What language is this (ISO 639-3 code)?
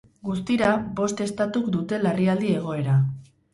eus